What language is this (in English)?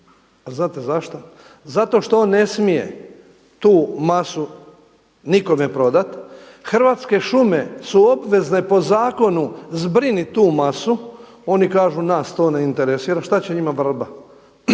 Croatian